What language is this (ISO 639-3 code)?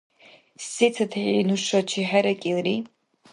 dar